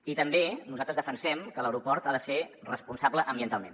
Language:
Catalan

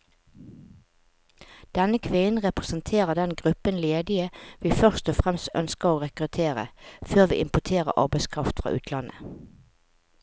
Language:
Norwegian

